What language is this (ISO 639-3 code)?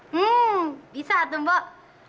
ind